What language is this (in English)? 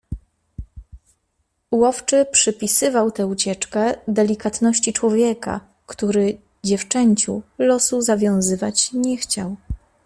Polish